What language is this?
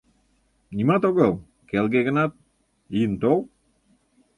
Mari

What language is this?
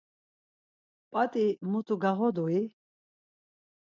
Laz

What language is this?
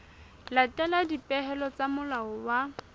Southern Sotho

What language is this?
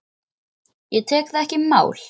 Icelandic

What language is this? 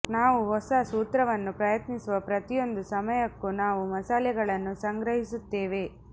Kannada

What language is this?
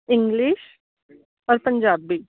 Punjabi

